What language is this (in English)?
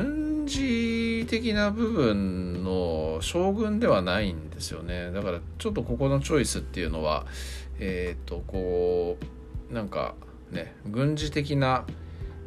Japanese